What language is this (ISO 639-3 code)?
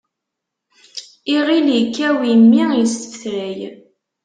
kab